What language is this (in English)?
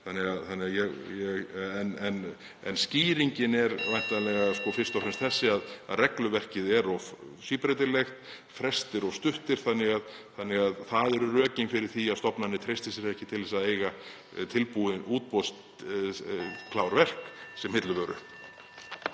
Icelandic